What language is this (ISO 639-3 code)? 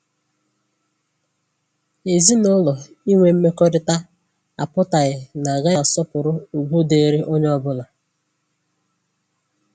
ibo